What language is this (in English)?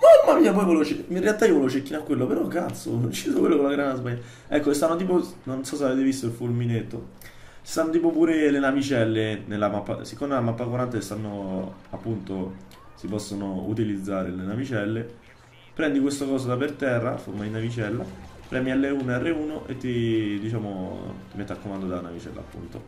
Italian